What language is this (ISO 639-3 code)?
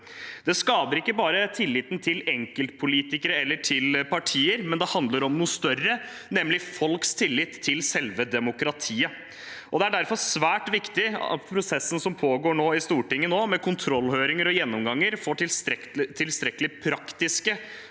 nor